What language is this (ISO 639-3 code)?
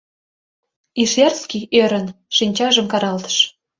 chm